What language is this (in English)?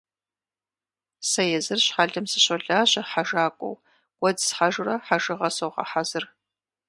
Kabardian